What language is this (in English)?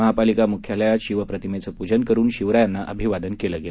Marathi